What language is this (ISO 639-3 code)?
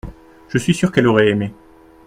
fra